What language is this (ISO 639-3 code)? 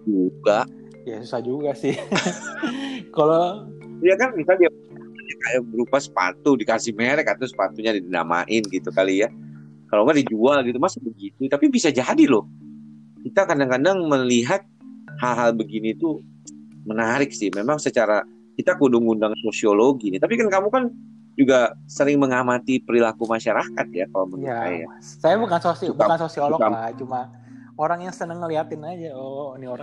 ind